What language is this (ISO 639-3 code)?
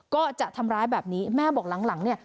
tha